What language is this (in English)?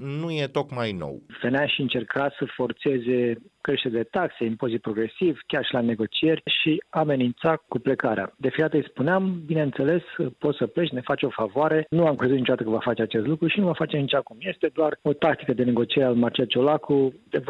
Romanian